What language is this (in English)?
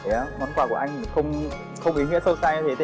Vietnamese